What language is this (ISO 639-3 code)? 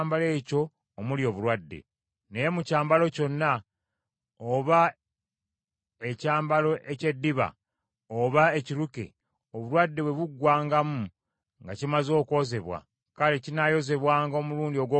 lug